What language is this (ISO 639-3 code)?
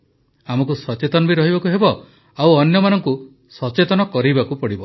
ori